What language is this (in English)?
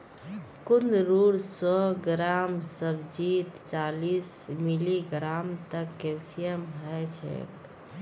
Magahi